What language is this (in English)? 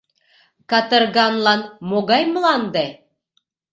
Mari